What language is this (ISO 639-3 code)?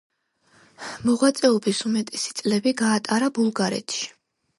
kat